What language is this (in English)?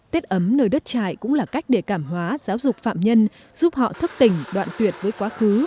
Vietnamese